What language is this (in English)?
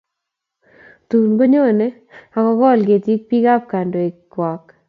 Kalenjin